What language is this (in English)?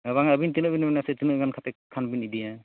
Santali